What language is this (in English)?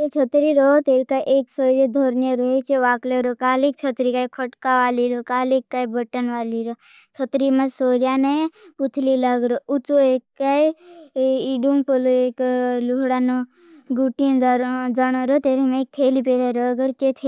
Bhili